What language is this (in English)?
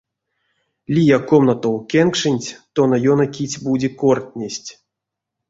Erzya